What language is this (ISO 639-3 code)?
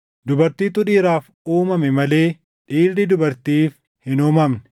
orm